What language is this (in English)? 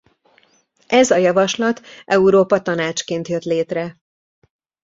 Hungarian